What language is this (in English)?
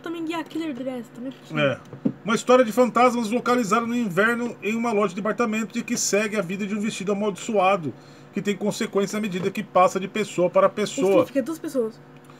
Portuguese